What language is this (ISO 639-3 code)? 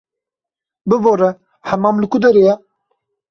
kur